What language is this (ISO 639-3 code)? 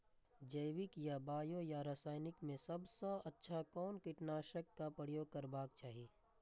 mai